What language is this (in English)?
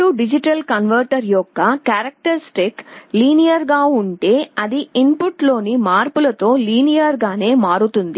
Telugu